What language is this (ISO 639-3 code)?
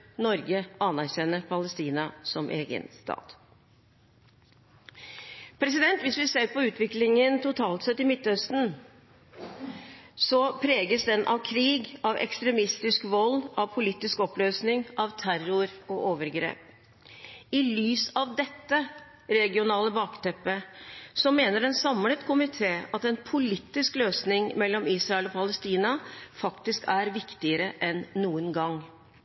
nob